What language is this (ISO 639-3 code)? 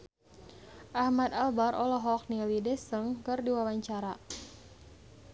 sun